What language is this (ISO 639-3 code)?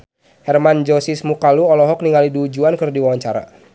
sun